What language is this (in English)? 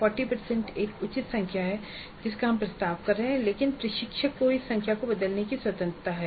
Hindi